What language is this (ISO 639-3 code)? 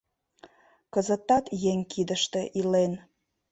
chm